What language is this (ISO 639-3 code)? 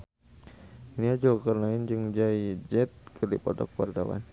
sun